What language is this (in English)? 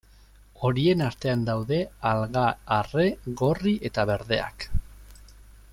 Basque